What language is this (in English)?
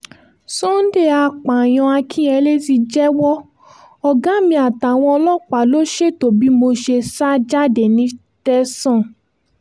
Yoruba